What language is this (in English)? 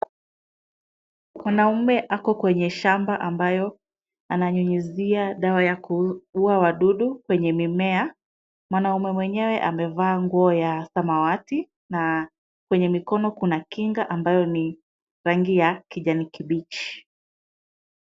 Swahili